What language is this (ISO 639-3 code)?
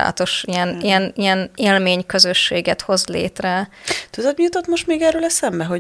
hun